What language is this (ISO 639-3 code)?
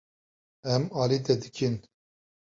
kur